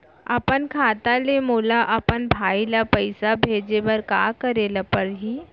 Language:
Chhattisgarhi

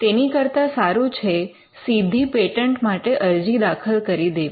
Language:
Gujarati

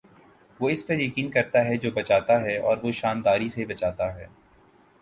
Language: Urdu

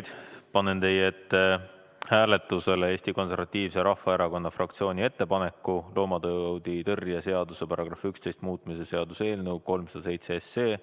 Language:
Estonian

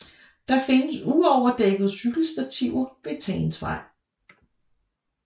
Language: Danish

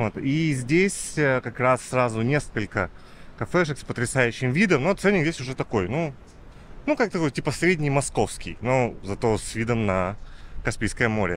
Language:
Russian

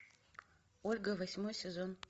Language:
Russian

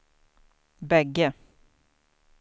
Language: Swedish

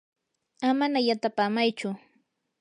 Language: Yanahuanca Pasco Quechua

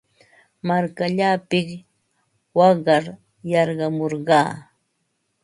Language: Ambo-Pasco Quechua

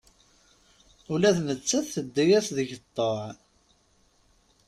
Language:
Kabyle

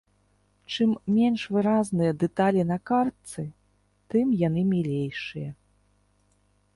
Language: Belarusian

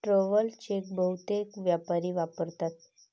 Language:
Marathi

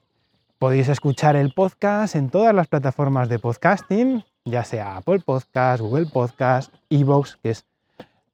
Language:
Spanish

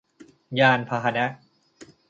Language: Thai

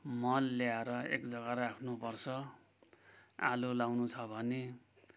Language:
Nepali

